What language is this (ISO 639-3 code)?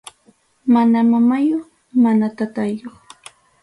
quy